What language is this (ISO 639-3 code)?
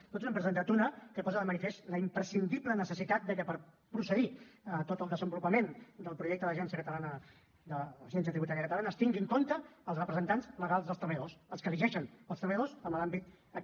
cat